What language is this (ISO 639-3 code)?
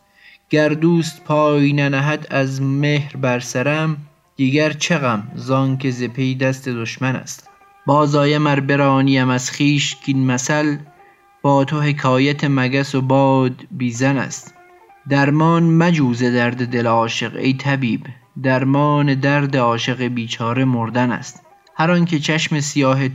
fas